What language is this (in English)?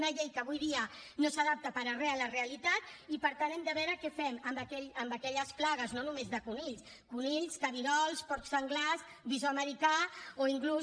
Catalan